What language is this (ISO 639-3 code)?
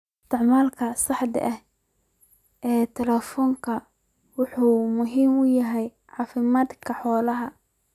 som